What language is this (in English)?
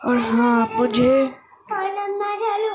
Urdu